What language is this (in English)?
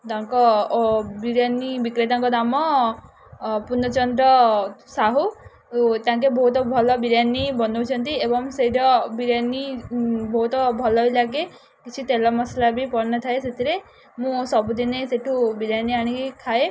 Odia